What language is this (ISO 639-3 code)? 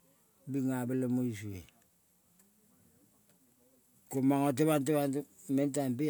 kol